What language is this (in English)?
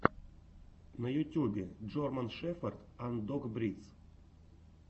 Russian